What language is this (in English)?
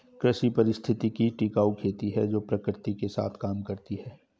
Hindi